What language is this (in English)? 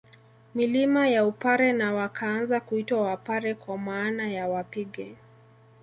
Swahili